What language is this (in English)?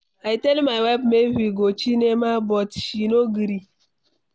Nigerian Pidgin